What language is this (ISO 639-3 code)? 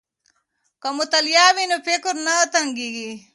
pus